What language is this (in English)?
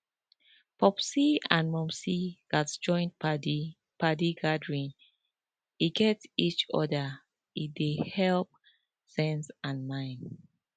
Nigerian Pidgin